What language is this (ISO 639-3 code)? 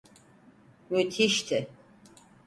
tur